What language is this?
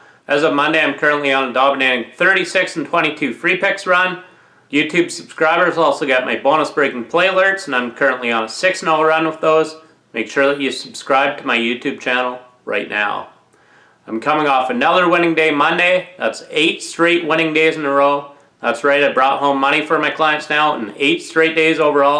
English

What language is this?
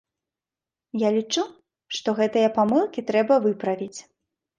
Belarusian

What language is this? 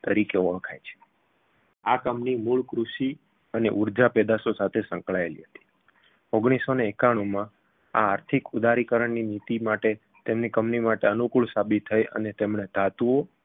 Gujarati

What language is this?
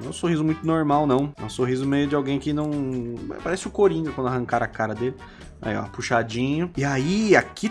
Portuguese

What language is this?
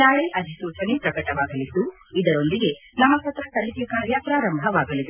Kannada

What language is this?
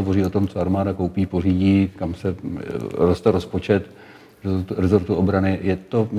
Czech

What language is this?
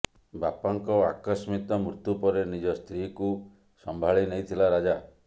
Odia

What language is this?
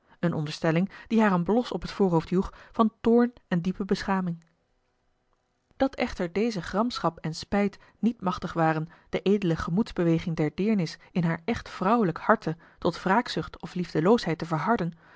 Dutch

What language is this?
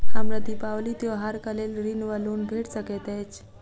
Maithili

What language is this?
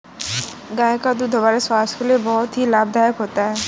Hindi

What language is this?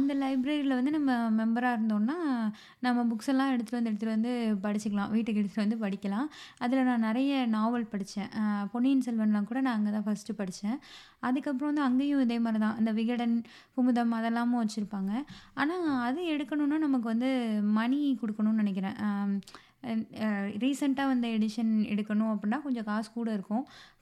Tamil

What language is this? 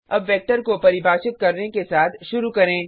Hindi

